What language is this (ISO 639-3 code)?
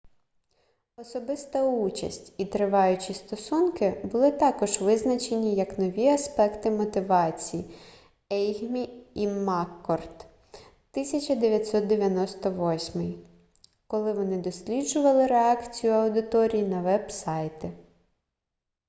ukr